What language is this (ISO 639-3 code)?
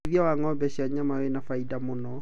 kik